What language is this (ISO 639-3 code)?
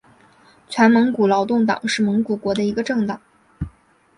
zho